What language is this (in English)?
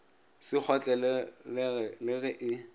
Northern Sotho